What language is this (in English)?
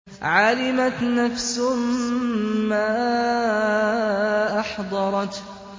Arabic